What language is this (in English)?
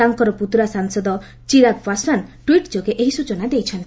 Odia